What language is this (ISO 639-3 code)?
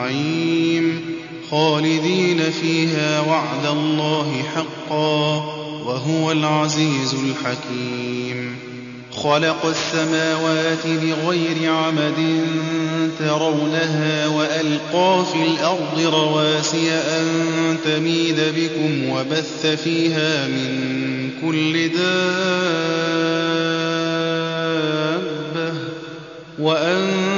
ara